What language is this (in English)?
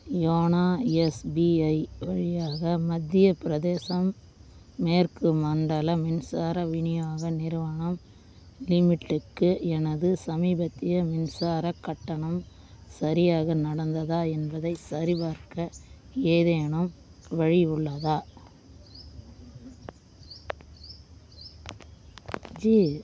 Tamil